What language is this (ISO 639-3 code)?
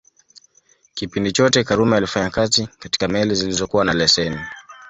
swa